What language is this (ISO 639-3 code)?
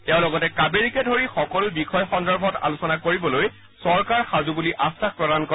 asm